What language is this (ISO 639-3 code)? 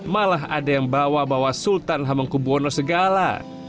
ind